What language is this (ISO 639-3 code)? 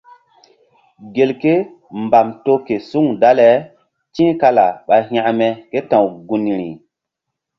mdd